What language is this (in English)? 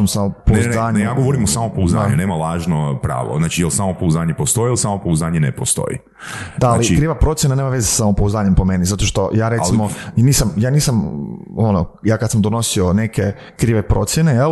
Croatian